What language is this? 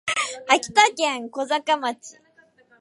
Japanese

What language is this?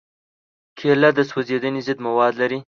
Pashto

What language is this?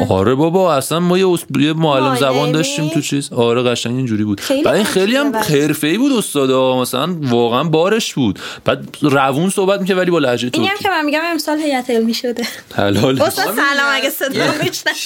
Persian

